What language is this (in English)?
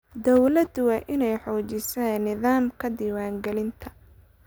Somali